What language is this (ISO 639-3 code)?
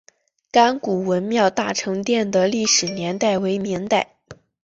zho